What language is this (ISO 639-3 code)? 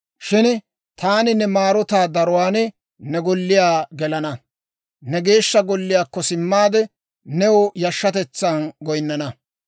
dwr